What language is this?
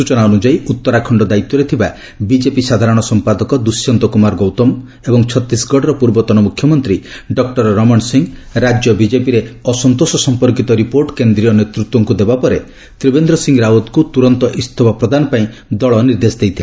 Odia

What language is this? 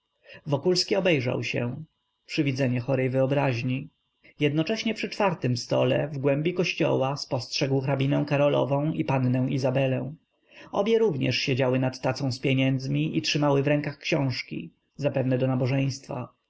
Polish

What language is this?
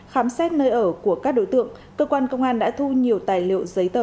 Vietnamese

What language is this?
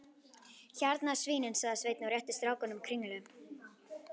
Icelandic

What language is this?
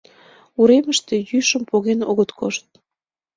Mari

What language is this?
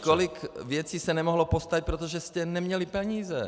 Czech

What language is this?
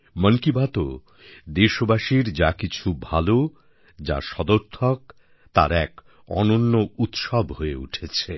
Bangla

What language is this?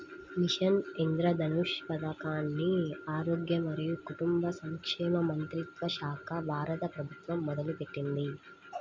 Telugu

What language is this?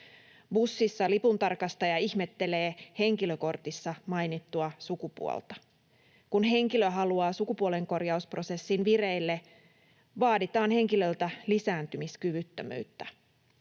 Finnish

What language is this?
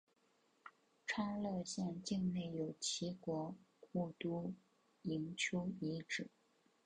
Chinese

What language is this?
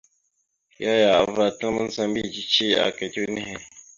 Mada (Cameroon)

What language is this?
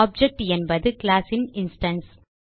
Tamil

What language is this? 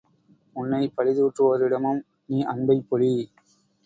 Tamil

